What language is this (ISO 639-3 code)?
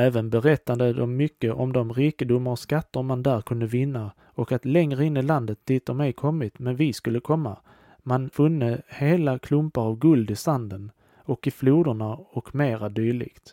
swe